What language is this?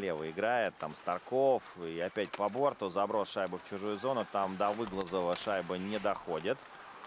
Russian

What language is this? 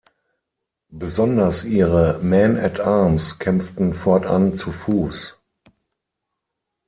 German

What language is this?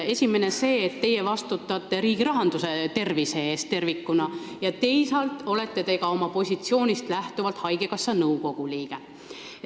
Estonian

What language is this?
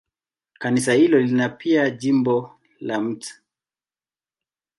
Swahili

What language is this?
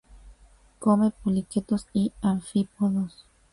Spanish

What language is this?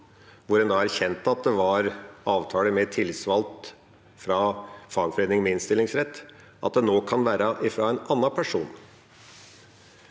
Norwegian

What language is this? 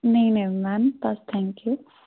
Punjabi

